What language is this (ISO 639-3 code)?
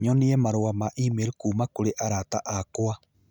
kik